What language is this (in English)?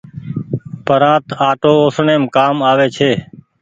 Goaria